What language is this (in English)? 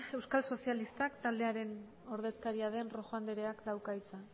Basque